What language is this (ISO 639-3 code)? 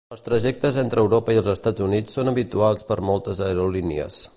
cat